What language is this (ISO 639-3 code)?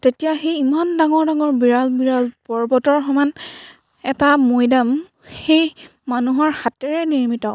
asm